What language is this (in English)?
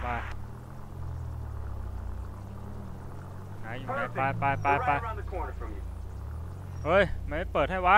Thai